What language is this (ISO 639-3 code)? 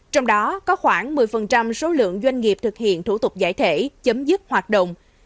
vie